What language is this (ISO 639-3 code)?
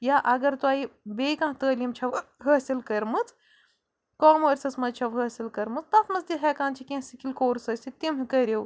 kas